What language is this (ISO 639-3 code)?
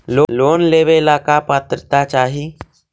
mag